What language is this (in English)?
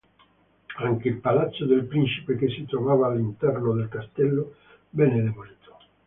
Italian